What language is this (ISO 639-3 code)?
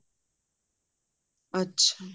pan